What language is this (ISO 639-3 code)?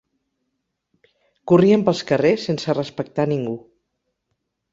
cat